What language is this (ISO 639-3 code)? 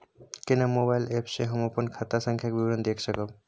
mai